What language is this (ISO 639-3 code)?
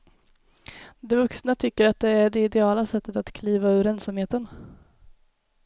swe